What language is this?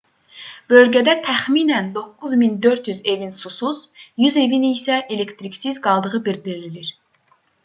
Azerbaijani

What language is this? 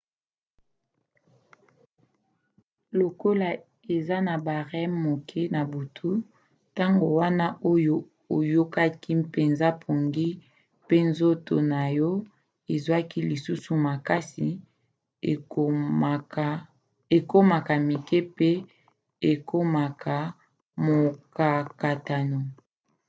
Lingala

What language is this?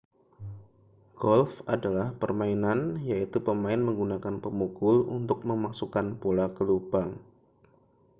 Indonesian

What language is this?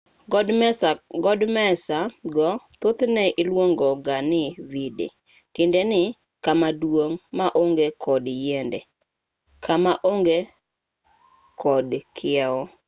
Luo (Kenya and Tanzania)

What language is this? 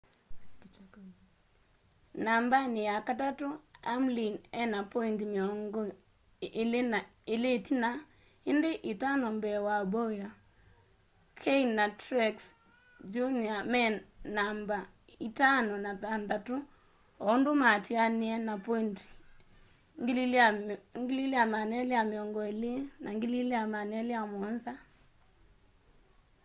Kamba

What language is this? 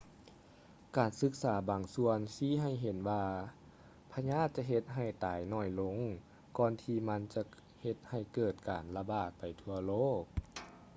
Lao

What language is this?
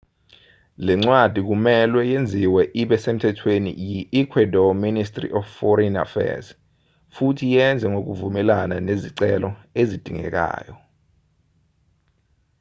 Zulu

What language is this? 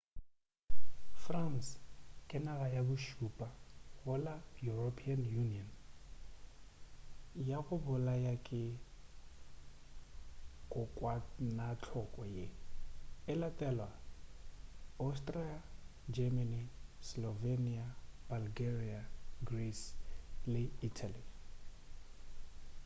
Northern Sotho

